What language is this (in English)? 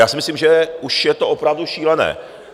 Czech